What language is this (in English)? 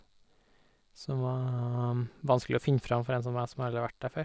Norwegian